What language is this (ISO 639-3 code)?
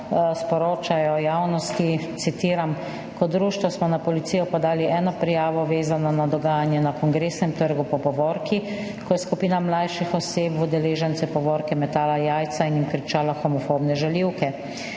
slv